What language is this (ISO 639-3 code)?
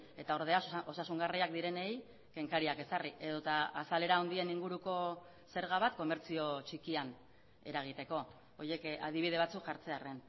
eus